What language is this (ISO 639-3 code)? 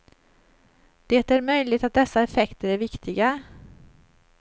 swe